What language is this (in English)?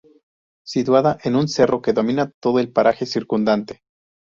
Spanish